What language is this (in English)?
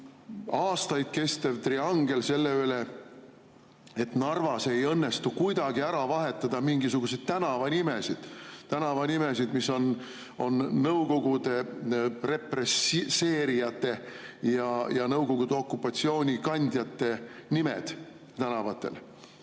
Estonian